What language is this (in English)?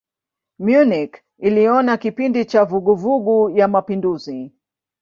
Swahili